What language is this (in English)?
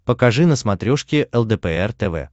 Russian